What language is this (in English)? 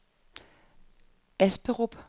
Danish